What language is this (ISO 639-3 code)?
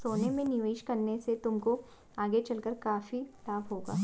hin